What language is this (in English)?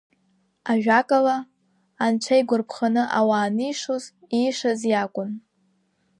Abkhazian